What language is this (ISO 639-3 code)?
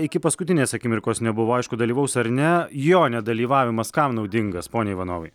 lit